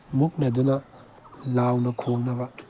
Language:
Manipuri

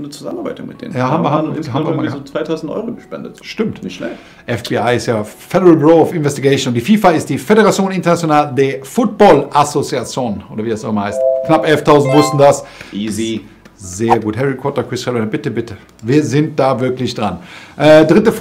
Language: German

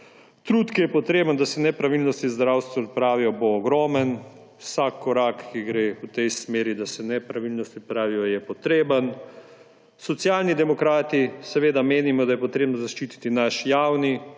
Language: Slovenian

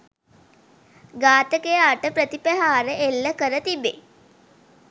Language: Sinhala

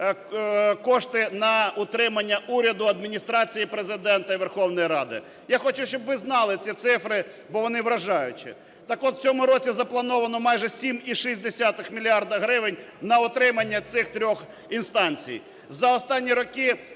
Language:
Ukrainian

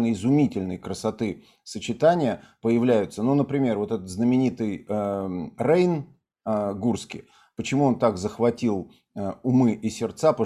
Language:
Russian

